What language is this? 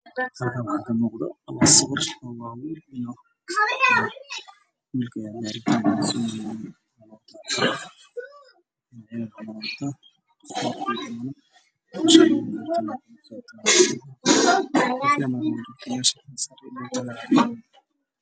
Somali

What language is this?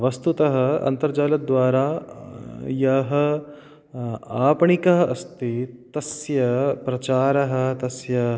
Sanskrit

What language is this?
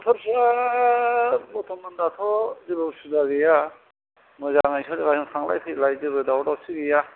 Bodo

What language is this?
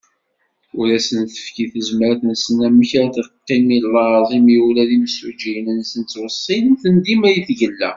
Kabyle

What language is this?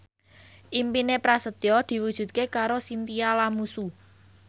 Javanese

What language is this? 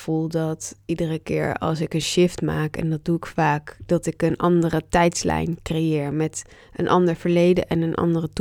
Dutch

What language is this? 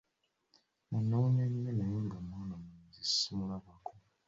Ganda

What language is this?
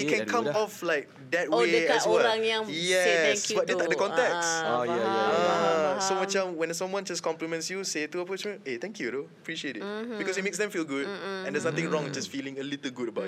Malay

